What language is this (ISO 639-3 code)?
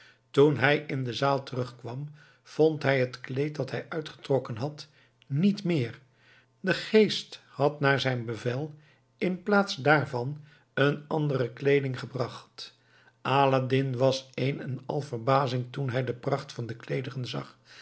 nld